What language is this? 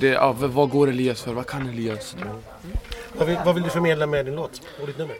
Swedish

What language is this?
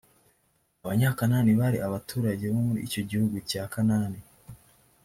Kinyarwanda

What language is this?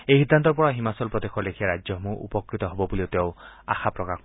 Assamese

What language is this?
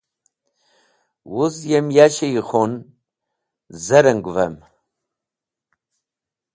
Wakhi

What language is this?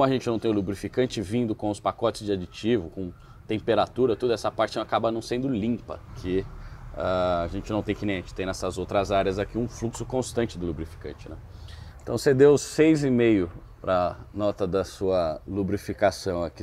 Portuguese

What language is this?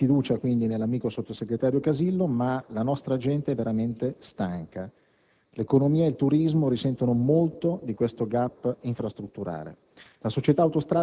Italian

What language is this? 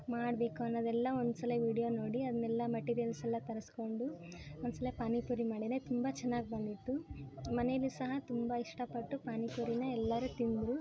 Kannada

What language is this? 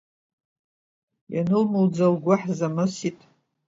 Abkhazian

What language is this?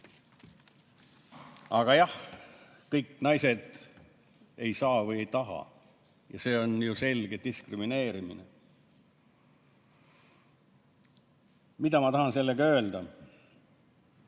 Estonian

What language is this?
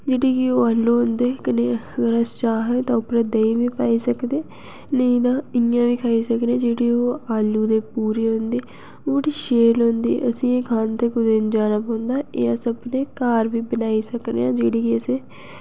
Dogri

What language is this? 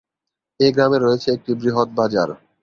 Bangla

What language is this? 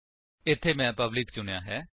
Punjabi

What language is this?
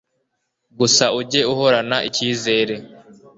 Kinyarwanda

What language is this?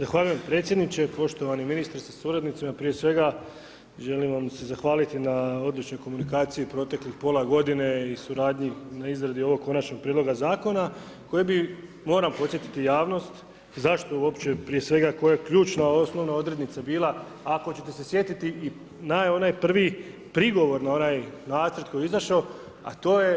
Croatian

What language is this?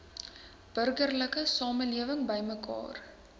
Afrikaans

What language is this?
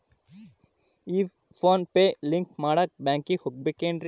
Kannada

